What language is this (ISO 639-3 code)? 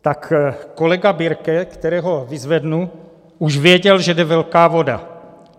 ces